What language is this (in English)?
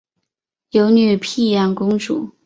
Chinese